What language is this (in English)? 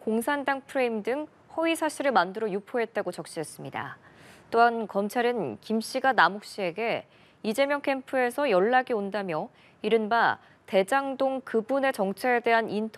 Korean